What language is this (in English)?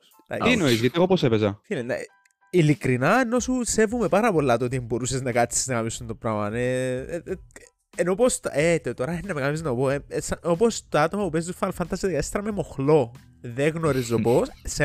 Greek